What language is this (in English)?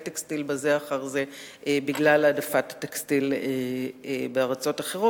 Hebrew